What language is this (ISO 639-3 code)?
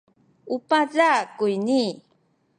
szy